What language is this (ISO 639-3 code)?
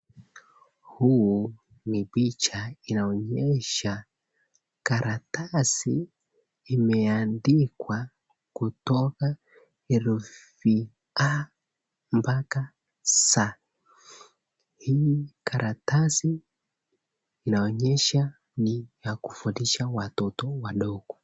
swa